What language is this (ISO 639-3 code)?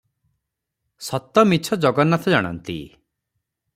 ori